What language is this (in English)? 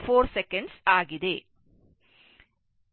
Kannada